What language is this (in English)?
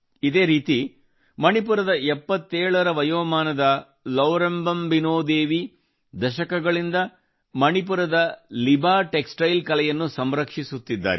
Kannada